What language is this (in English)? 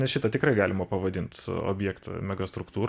Lithuanian